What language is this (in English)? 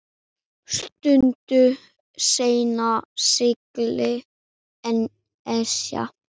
Icelandic